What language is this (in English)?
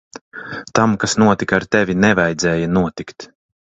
Latvian